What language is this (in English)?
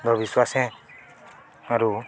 Odia